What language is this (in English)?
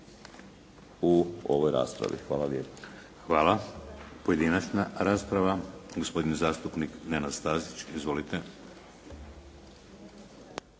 Croatian